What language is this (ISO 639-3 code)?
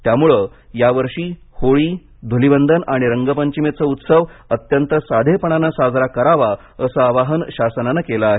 mar